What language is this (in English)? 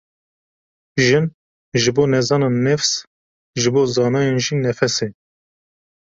Kurdish